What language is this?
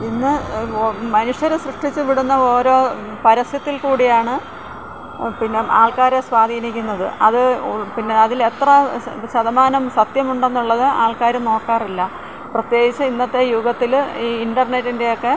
Malayalam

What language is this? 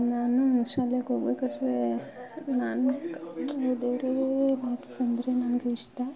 Kannada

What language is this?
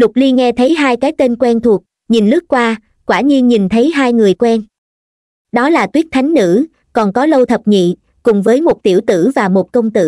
Vietnamese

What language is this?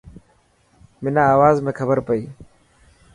Dhatki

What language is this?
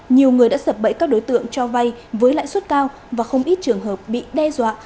Vietnamese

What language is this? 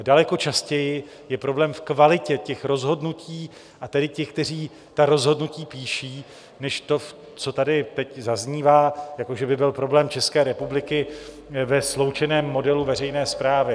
Czech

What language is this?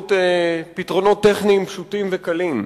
Hebrew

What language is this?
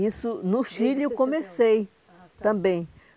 Portuguese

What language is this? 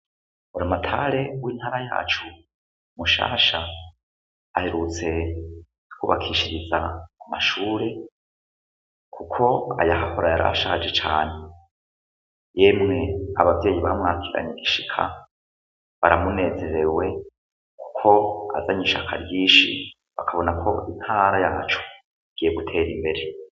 Rundi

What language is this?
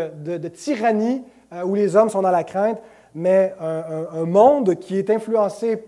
French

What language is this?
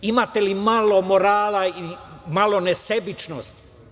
Serbian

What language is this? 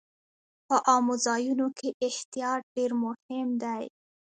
Pashto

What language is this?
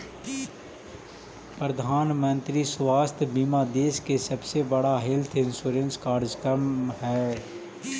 Magahi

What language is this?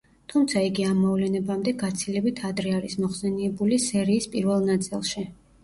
Georgian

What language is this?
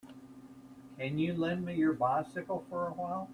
English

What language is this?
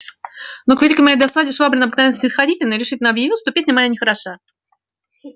Russian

